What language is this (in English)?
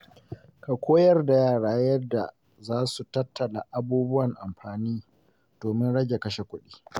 Hausa